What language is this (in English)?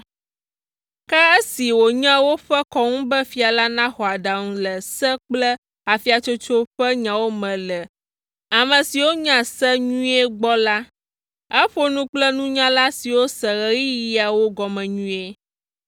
Ewe